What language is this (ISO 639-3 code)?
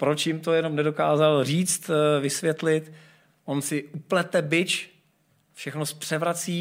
ces